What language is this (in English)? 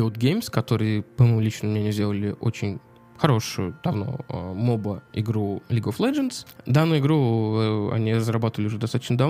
Russian